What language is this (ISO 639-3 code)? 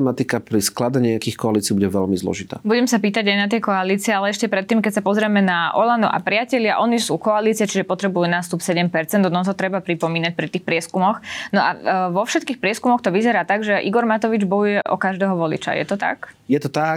slk